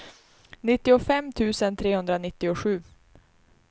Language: Swedish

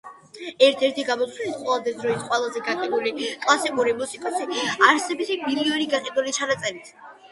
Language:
Georgian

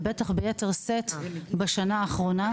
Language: Hebrew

